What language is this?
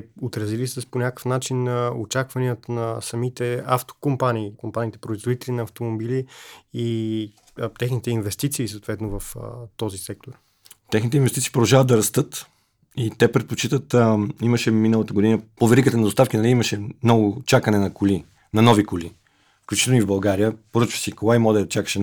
Bulgarian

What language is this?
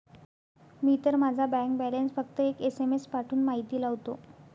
Marathi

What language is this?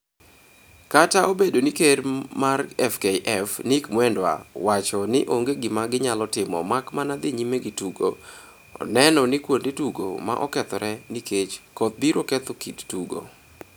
Luo (Kenya and Tanzania)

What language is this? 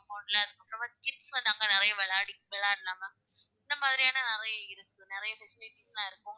Tamil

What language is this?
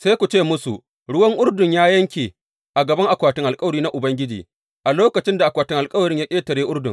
Hausa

